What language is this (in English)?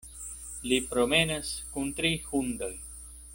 Esperanto